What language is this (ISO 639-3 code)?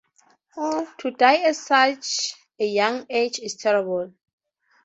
eng